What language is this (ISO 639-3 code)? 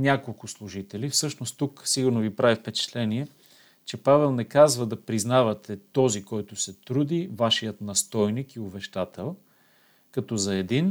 bul